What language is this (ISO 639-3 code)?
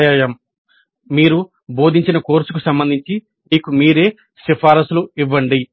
tel